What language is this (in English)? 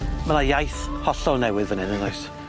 Welsh